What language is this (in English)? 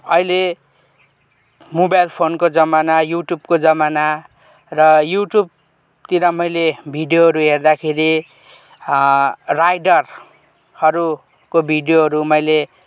Nepali